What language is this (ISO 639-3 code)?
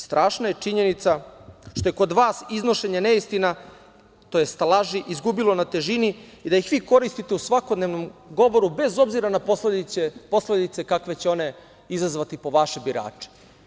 srp